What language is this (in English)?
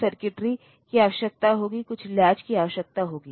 Hindi